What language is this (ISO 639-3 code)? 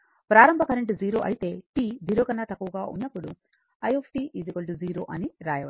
tel